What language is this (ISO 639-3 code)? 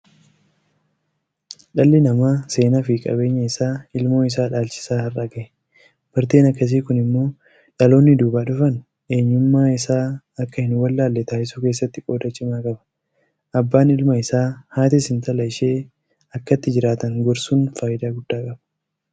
orm